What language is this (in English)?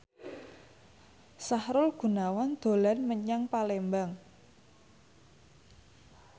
Javanese